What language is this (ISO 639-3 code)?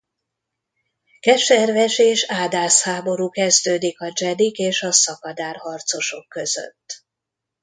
hun